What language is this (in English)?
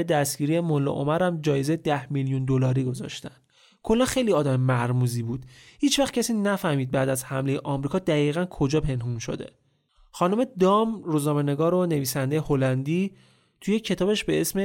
Persian